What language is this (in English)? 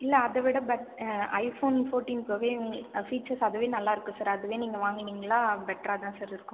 Tamil